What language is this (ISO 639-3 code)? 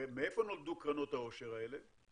heb